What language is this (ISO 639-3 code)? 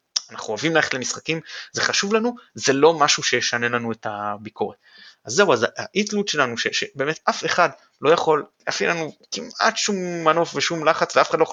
heb